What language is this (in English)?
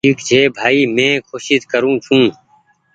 Goaria